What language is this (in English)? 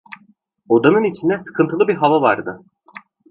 Turkish